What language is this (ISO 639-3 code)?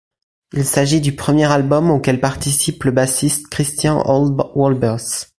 fra